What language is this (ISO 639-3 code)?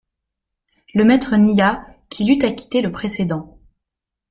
fra